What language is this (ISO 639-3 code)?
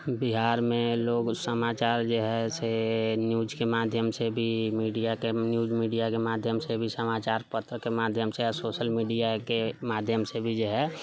mai